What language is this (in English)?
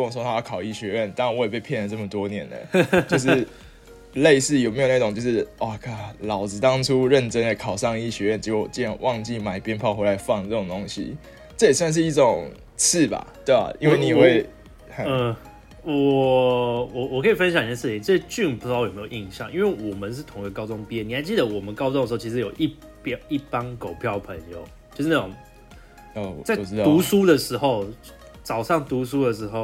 Chinese